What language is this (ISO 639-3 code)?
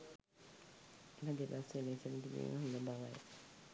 sin